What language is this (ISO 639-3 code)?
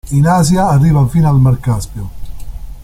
ita